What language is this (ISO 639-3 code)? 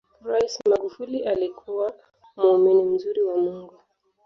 swa